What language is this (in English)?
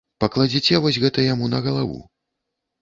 Belarusian